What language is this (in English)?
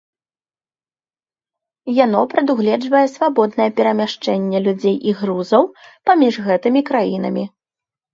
Belarusian